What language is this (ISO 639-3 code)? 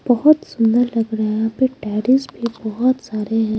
hin